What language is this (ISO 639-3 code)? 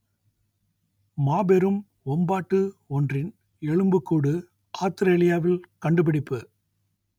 tam